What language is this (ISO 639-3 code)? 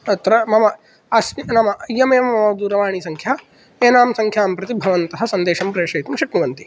san